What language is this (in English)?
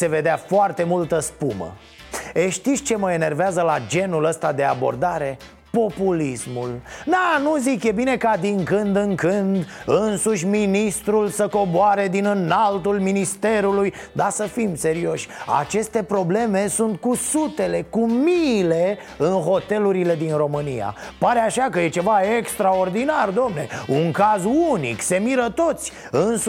Romanian